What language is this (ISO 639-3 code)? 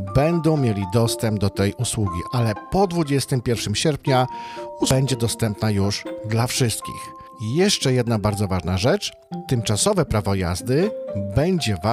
pol